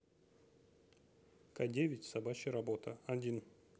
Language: Russian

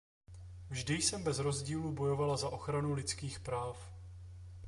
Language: Czech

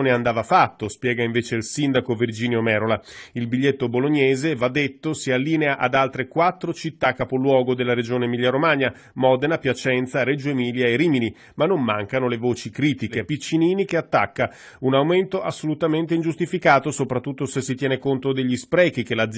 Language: Italian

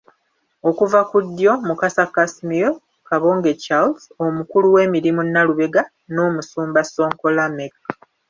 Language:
Ganda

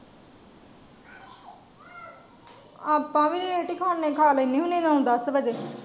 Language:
Punjabi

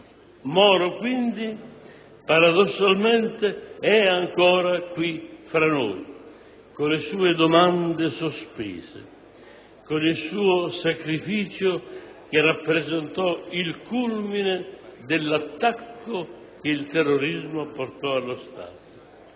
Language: Italian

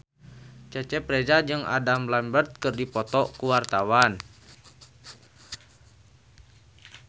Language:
Sundanese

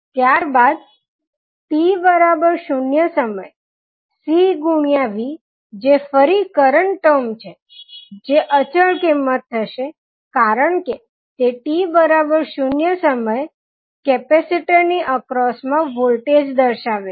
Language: Gujarati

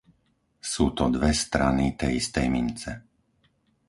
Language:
Slovak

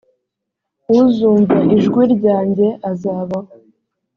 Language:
Kinyarwanda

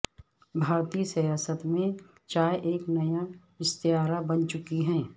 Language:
Urdu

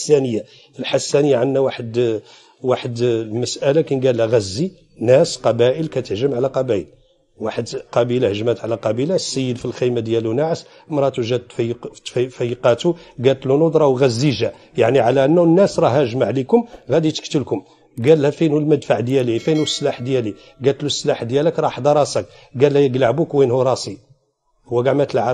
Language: Arabic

